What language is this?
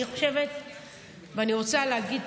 Hebrew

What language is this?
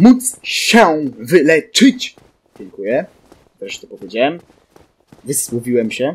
Polish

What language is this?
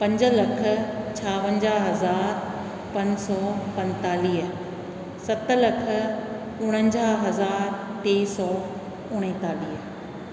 Sindhi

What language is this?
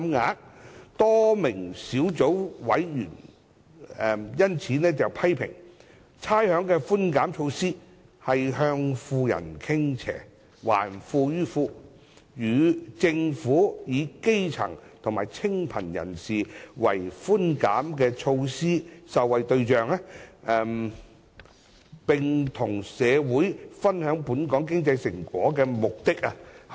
Cantonese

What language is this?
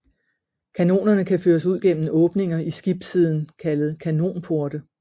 Danish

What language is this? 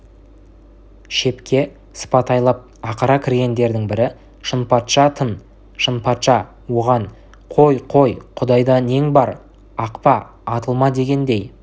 Kazakh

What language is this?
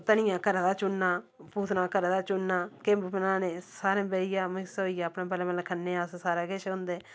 Dogri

